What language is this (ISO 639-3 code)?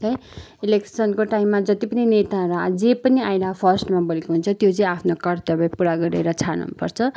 nep